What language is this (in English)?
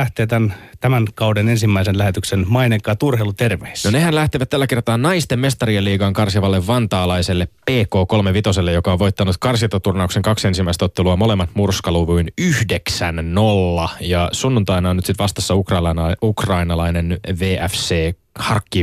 Finnish